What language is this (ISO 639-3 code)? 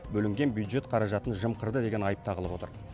kaz